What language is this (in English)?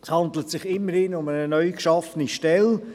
Swiss German